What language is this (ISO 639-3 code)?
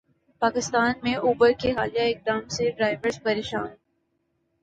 urd